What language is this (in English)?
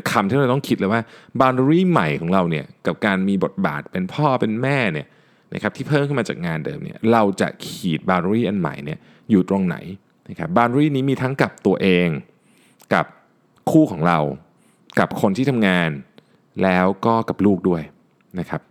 Thai